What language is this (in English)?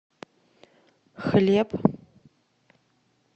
Russian